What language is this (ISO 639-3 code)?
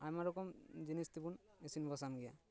sat